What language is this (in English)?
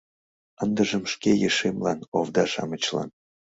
Mari